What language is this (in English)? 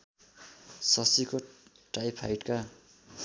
Nepali